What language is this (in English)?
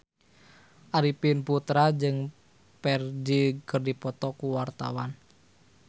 Sundanese